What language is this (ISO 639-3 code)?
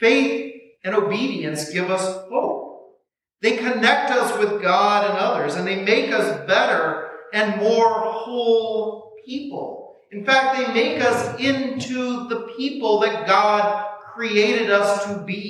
eng